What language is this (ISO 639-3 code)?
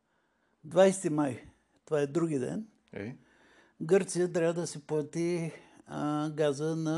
bul